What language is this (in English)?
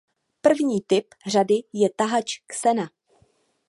Czech